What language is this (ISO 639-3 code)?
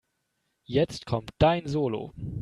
deu